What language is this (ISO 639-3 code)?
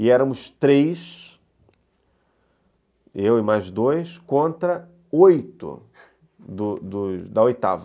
por